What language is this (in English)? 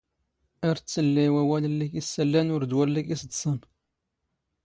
Standard Moroccan Tamazight